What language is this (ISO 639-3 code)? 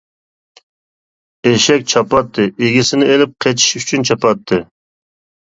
uig